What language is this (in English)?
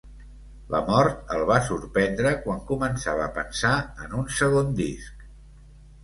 Catalan